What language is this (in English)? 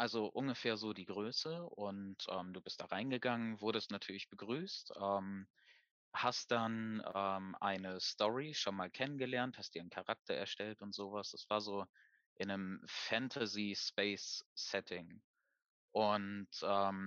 German